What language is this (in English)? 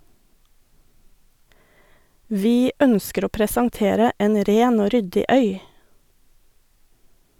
Norwegian